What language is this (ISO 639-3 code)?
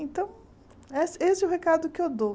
por